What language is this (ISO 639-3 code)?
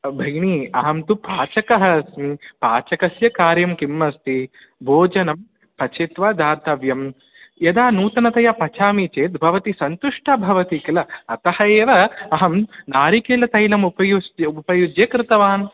san